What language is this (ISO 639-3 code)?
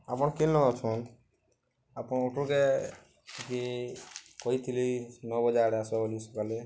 ori